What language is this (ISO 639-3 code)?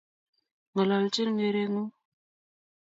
kln